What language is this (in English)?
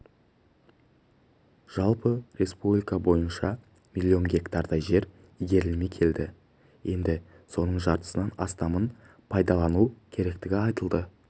Kazakh